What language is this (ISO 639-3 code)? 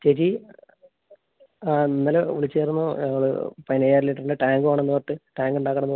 mal